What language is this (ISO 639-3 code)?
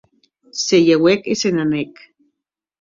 oci